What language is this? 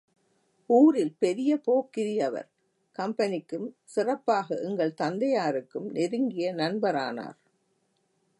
Tamil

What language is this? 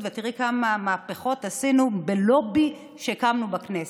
Hebrew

